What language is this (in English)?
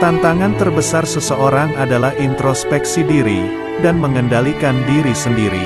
Indonesian